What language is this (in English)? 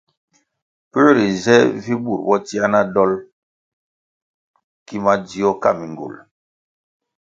Kwasio